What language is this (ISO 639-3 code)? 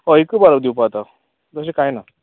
kok